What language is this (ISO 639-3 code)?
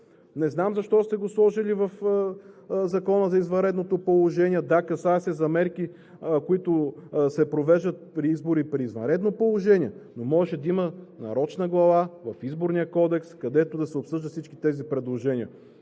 bul